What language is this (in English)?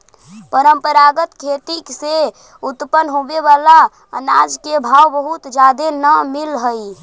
Magahi